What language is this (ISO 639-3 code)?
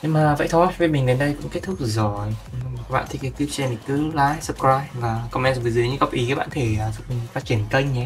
vie